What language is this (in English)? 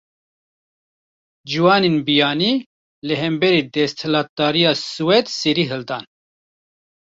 Kurdish